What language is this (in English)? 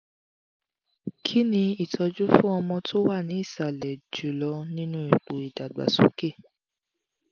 Yoruba